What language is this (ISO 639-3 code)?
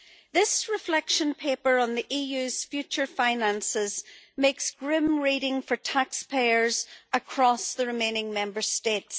eng